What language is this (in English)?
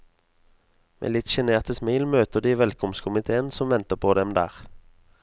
Norwegian